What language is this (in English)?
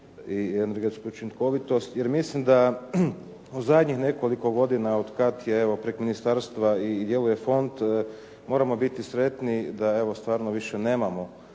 Croatian